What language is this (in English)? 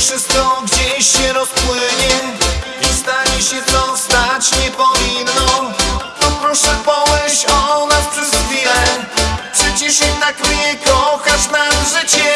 Polish